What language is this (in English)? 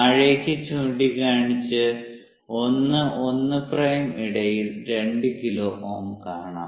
Malayalam